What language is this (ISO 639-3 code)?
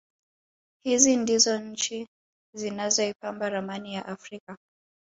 swa